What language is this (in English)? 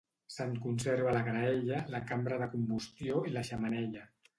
Catalan